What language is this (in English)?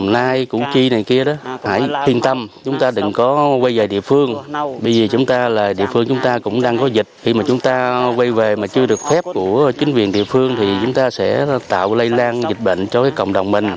Vietnamese